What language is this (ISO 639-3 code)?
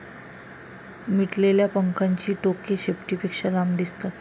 mar